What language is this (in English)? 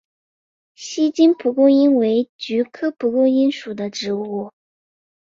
Chinese